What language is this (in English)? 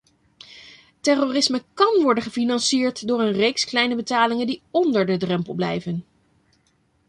Dutch